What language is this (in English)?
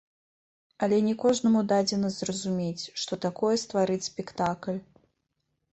Belarusian